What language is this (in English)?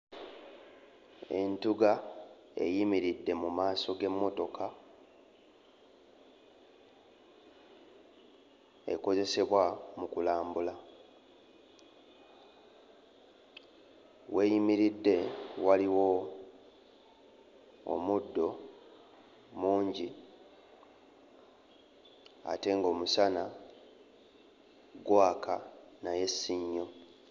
Ganda